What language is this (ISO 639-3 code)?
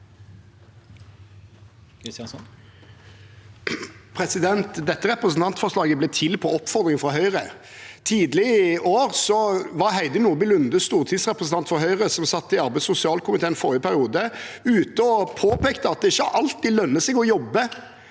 nor